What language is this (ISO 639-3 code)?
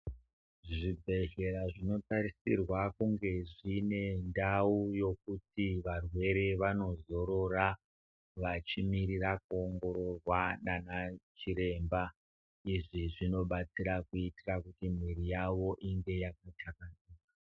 ndc